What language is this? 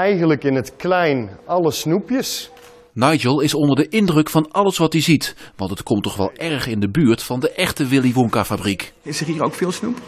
Dutch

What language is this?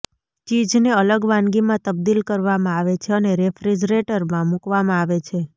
Gujarati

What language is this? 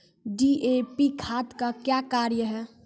Maithili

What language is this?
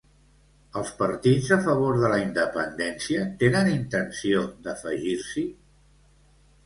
Catalan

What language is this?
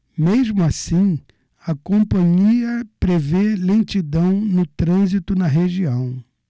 Portuguese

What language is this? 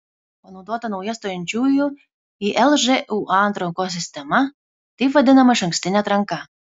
Lithuanian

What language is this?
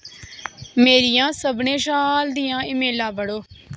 Dogri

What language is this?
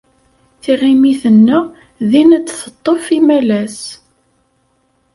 Kabyle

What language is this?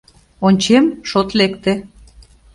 Mari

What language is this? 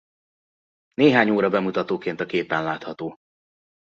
Hungarian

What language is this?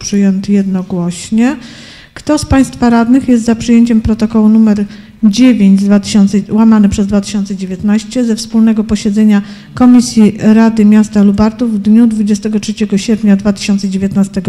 Polish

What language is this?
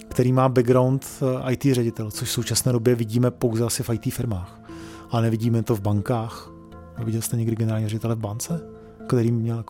Czech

